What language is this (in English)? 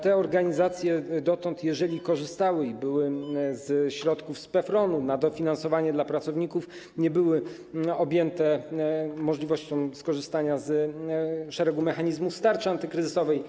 Polish